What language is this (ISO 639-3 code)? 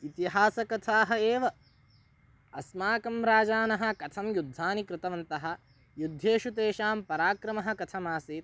san